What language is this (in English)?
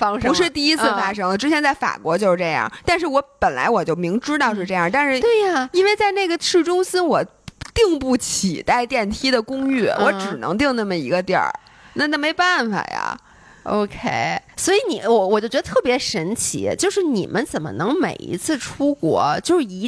Chinese